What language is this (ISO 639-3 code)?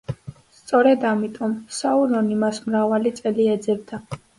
kat